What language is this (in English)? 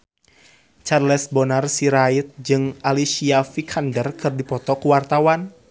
Sundanese